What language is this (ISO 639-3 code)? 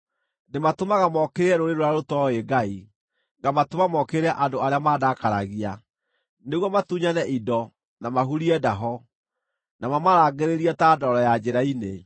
kik